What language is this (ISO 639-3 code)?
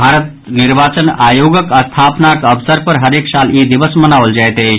mai